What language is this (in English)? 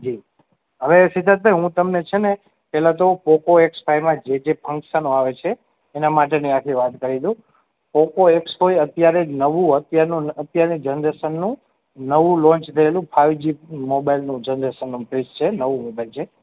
Gujarati